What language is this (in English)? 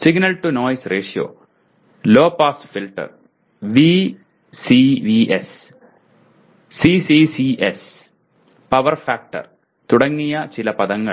Malayalam